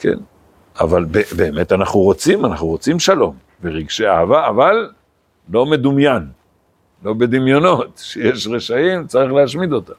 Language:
Hebrew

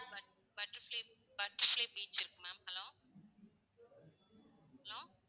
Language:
Tamil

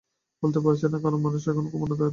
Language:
Bangla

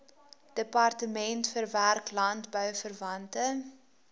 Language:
Afrikaans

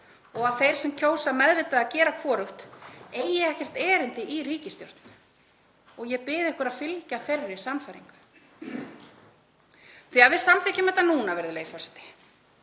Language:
Icelandic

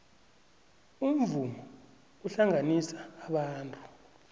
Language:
South Ndebele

